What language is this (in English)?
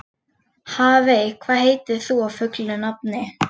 Icelandic